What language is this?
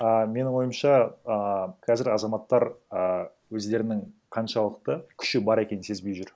Kazakh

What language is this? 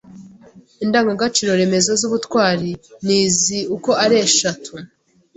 Kinyarwanda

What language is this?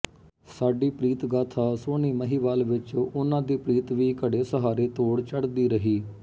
Punjabi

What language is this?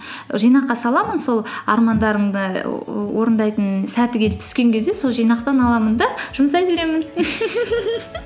Kazakh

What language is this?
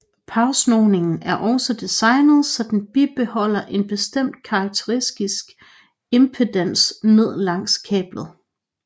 Danish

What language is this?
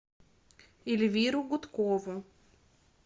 Russian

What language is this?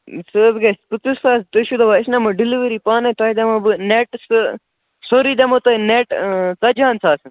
Kashmiri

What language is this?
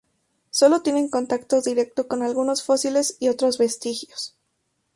Spanish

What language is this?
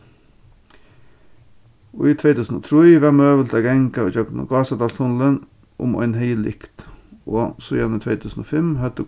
Faroese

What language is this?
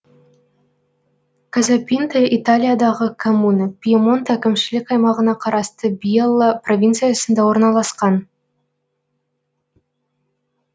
Kazakh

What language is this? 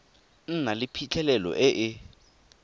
Tswana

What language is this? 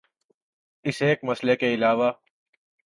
Urdu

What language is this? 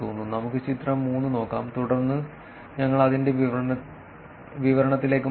Malayalam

